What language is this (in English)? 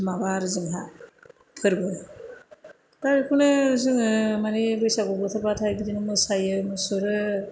Bodo